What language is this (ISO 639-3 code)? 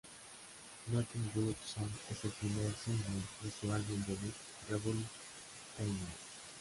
spa